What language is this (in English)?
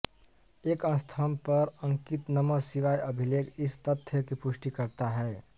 Hindi